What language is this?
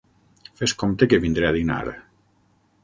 Catalan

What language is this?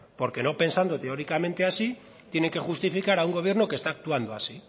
Spanish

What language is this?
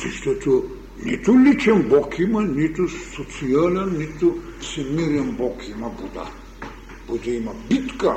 Bulgarian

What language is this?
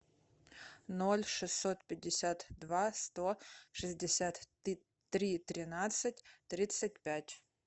Russian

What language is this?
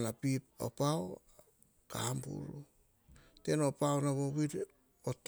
Hahon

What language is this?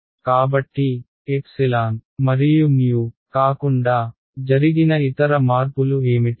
Telugu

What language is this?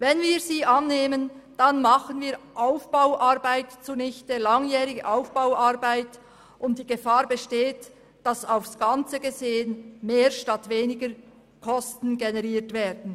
Swiss German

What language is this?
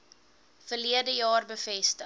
Afrikaans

